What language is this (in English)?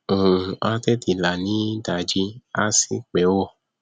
Yoruba